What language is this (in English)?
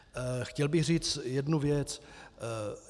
Czech